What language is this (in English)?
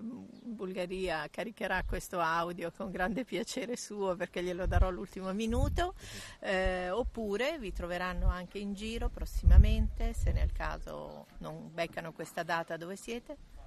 Italian